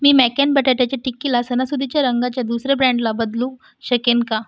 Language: Marathi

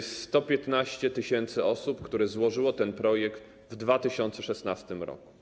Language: Polish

